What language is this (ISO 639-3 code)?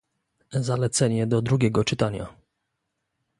pol